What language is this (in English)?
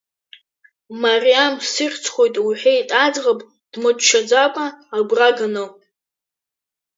Abkhazian